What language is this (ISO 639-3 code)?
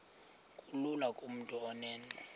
xho